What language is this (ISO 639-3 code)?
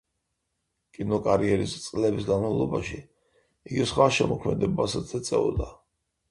kat